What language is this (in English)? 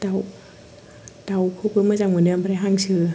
Bodo